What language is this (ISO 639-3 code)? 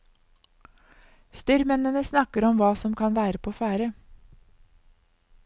nor